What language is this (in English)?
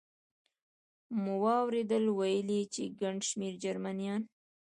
Pashto